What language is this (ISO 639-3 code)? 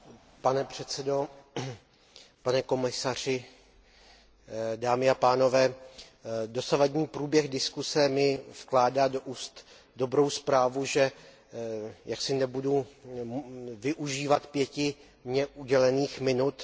ces